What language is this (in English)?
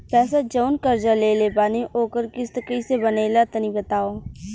Bhojpuri